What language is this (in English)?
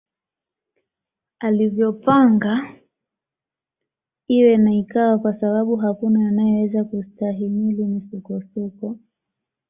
Swahili